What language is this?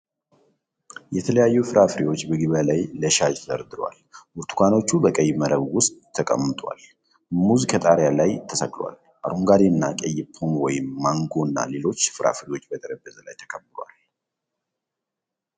Amharic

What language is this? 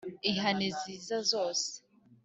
Kinyarwanda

